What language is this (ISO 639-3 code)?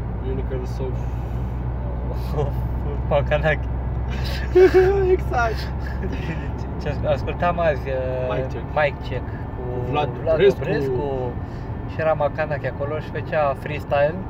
ron